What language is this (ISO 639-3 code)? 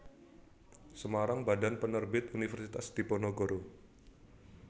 jav